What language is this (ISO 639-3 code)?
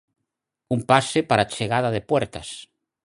glg